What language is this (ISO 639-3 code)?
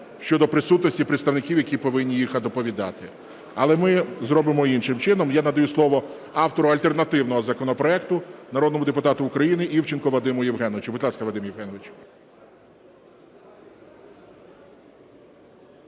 ukr